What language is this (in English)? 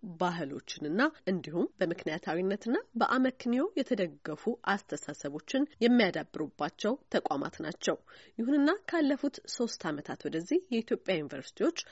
Amharic